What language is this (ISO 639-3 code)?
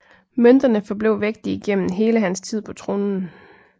dan